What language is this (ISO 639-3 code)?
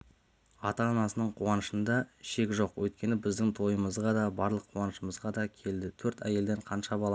kaz